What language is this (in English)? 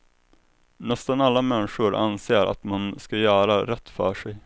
Swedish